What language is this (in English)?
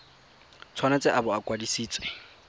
Tswana